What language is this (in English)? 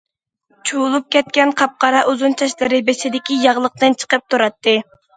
Uyghur